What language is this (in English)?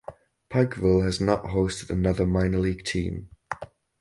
English